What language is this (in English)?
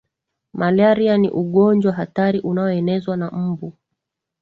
Swahili